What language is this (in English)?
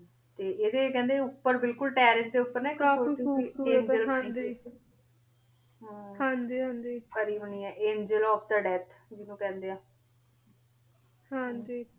Punjabi